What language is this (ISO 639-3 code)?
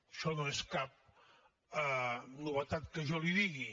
cat